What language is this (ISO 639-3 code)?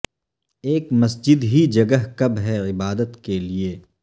urd